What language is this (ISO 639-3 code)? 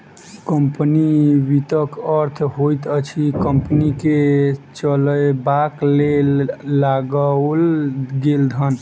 mai